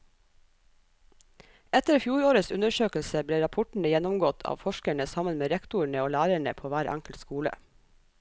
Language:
Norwegian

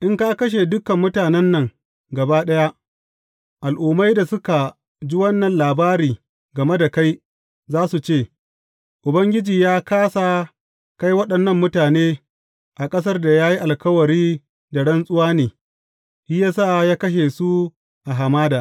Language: Hausa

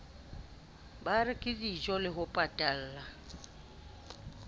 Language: Southern Sotho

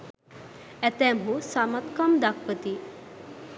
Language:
Sinhala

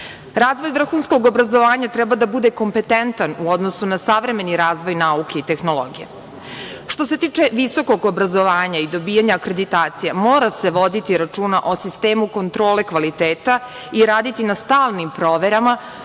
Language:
Serbian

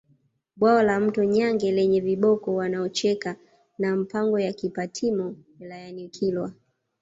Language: Swahili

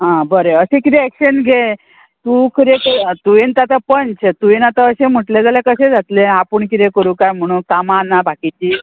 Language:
Konkani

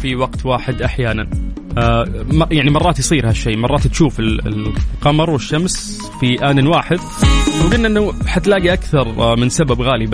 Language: Arabic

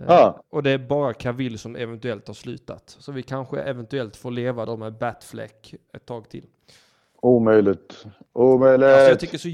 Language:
Swedish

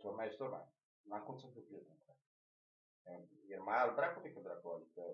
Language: Romanian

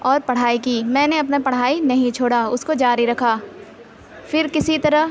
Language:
Urdu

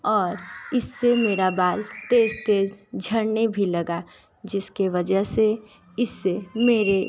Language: Hindi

